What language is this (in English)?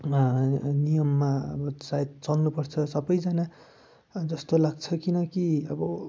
Nepali